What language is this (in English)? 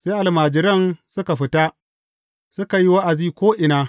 Hausa